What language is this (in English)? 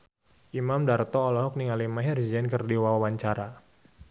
Sundanese